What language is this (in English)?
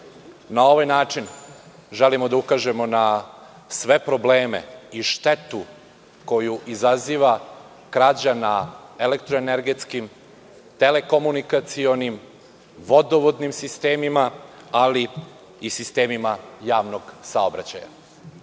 Serbian